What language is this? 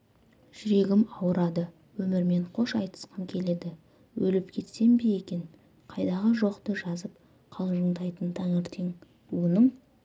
Kazakh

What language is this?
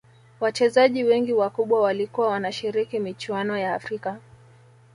Swahili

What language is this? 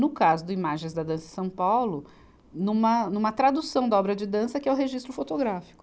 Portuguese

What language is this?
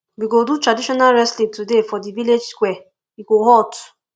Nigerian Pidgin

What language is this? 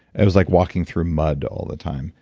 English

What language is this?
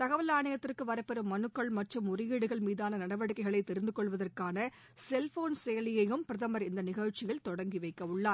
Tamil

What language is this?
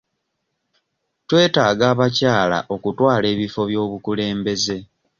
Ganda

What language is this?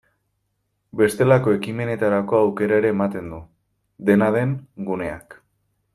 Basque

